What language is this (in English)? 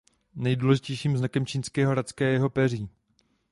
Czech